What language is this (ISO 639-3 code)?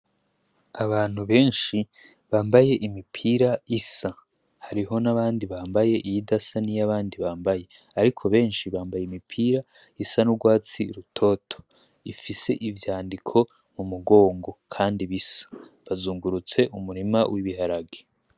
run